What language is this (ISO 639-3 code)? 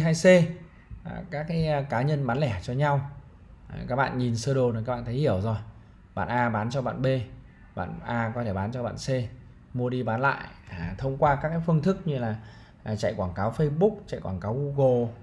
vie